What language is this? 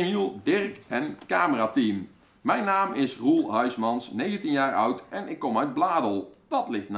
Dutch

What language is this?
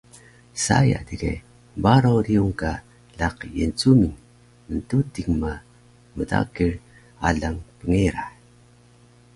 Taroko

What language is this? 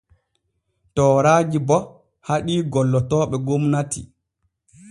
Borgu Fulfulde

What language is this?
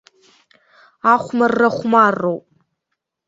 Abkhazian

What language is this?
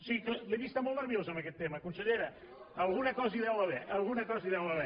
Catalan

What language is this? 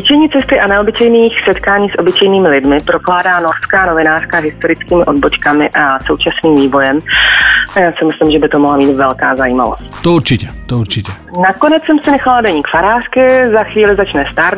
Czech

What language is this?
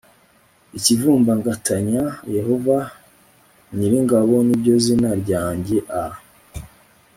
Kinyarwanda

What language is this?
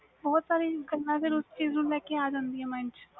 Punjabi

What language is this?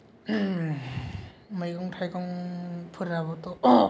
Bodo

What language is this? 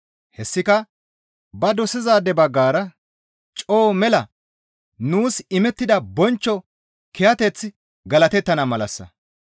Gamo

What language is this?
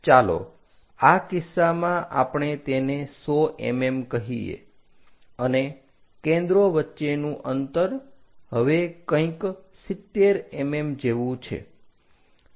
Gujarati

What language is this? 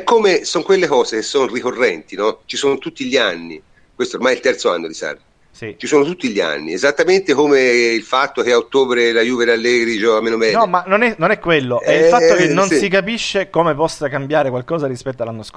Italian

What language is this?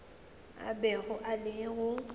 Northern Sotho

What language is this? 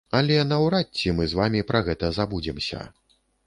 Belarusian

